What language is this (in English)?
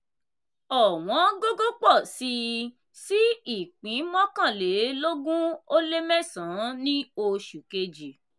Yoruba